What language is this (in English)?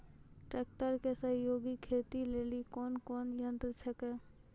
Maithili